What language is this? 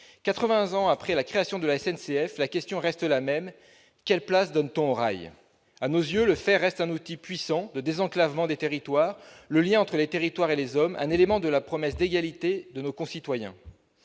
French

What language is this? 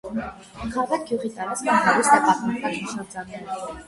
Armenian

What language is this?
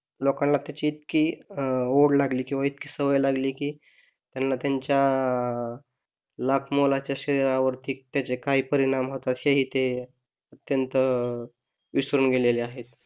Marathi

